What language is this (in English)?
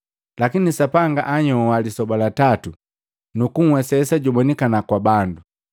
Matengo